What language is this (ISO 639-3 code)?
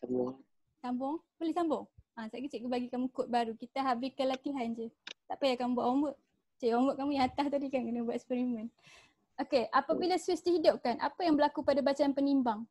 msa